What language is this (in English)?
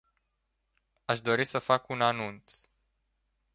Romanian